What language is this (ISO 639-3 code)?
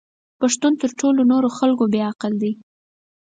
pus